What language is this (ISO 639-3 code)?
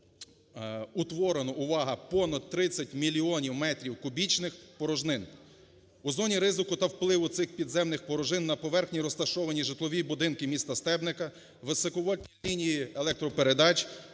ukr